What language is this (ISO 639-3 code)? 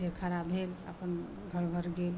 mai